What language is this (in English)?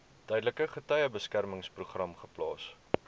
Afrikaans